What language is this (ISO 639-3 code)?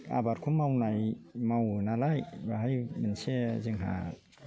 brx